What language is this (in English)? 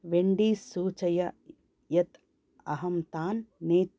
Sanskrit